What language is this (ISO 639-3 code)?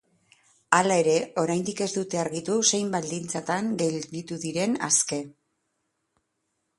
eus